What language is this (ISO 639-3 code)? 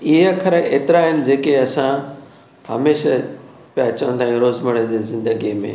snd